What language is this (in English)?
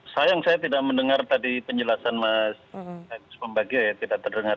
Indonesian